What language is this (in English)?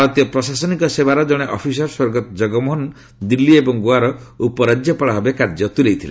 Odia